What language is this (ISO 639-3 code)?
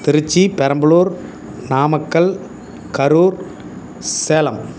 tam